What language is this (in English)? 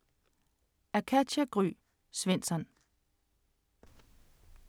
Danish